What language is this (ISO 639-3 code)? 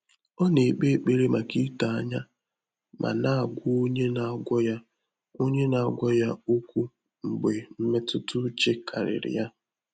ibo